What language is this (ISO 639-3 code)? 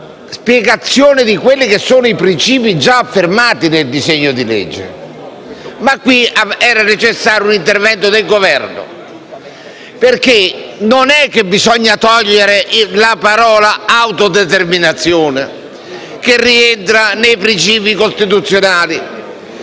ita